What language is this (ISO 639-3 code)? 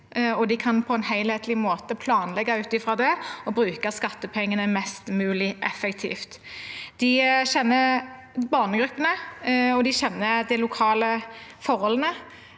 nor